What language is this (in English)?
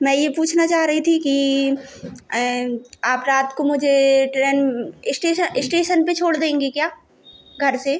Hindi